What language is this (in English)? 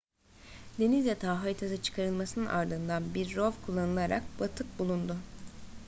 Turkish